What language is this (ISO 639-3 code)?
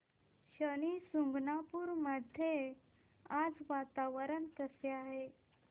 mar